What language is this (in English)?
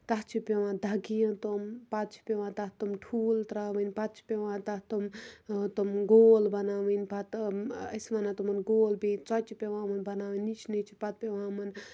Kashmiri